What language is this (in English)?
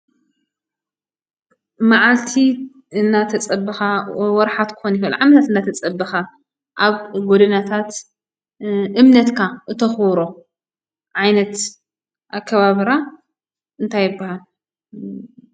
Tigrinya